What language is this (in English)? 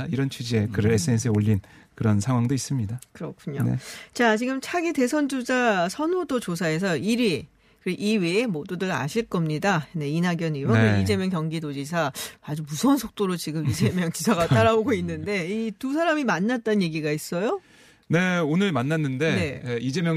Korean